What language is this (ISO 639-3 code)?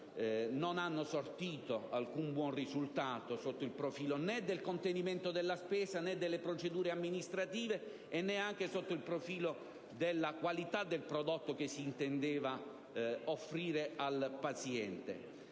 ita